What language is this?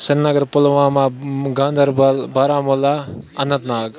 Kashmiri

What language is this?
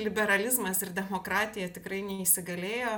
Lithuanian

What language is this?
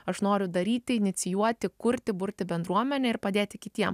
Lithuanian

